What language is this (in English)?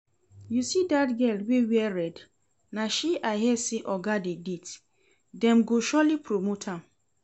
Nigerian Pidgin